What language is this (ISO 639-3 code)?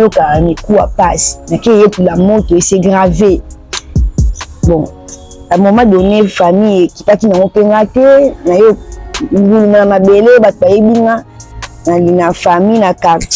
fra